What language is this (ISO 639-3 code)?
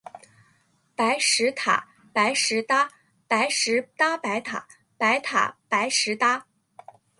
zho